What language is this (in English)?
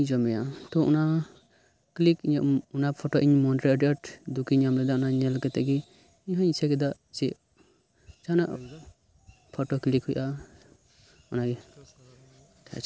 Santali